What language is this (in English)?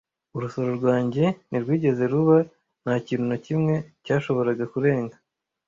Kinyarwanda